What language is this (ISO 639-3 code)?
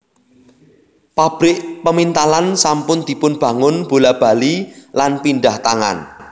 jav